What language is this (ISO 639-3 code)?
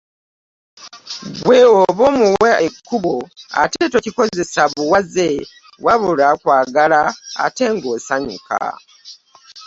lug